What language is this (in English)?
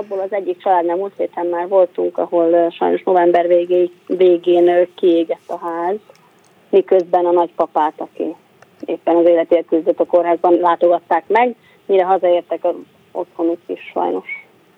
Hungarian